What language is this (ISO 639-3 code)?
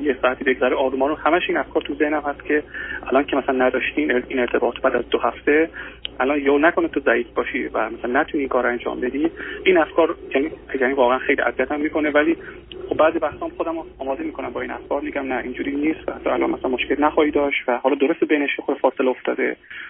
fas